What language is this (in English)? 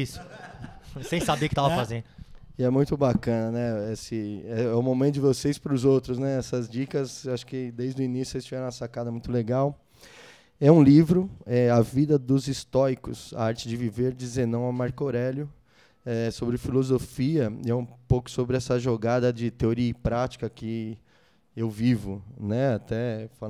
Portuguese